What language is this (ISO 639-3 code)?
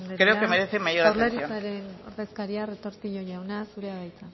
eus